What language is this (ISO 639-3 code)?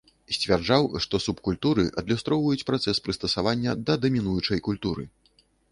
bel